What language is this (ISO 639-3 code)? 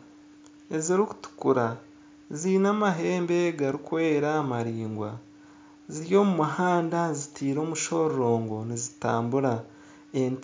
nyn